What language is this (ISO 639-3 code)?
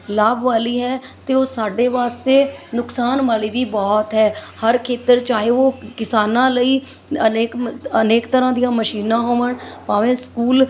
pan